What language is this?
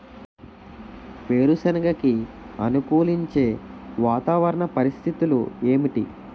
Telugu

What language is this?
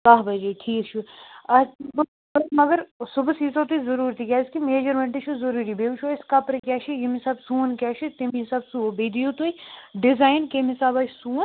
Kashmiri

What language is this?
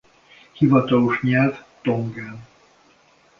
Hungarian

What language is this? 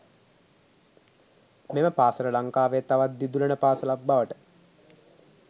Sinhala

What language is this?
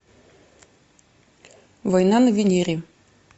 Russian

